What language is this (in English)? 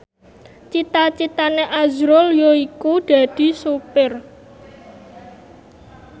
Javanese